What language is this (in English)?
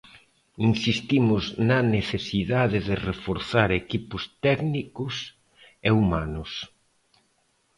Galician